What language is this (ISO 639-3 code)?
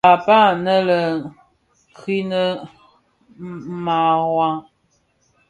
ksf